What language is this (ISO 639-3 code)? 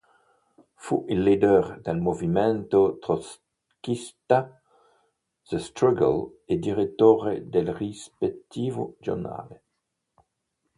ita